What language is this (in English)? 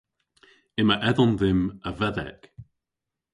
Cornish